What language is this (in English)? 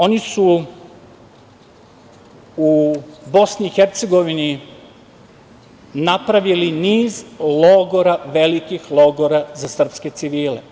Serbian